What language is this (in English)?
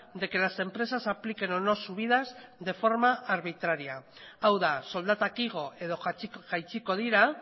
Spanish